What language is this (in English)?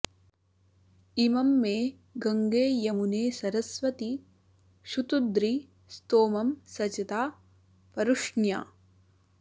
Sanskrit